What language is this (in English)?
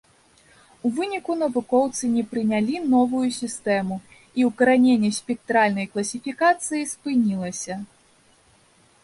Belarusian